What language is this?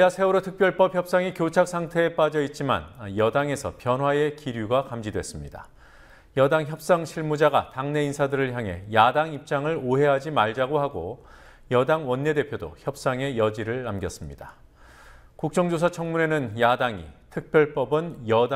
Korean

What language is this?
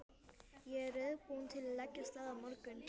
Icelandic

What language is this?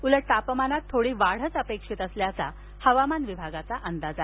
Marathi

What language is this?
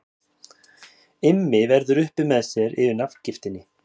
Icelandic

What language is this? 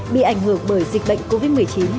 Vietnamese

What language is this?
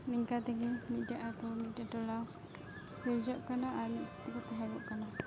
Santali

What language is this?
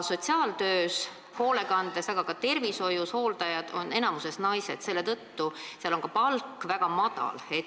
Estonian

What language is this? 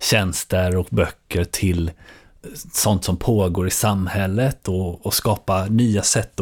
Swedish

